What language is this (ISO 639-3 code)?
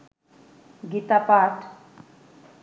ben